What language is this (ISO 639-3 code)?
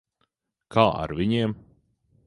lav